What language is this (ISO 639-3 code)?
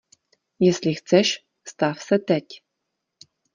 ces